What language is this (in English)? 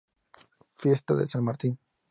Spanish